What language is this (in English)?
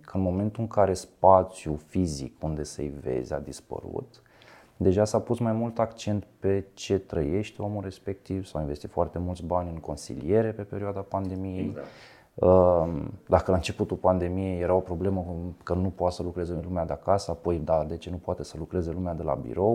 Romanian